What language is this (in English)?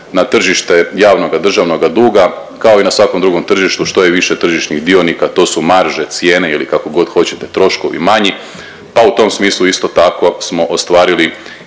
Croatian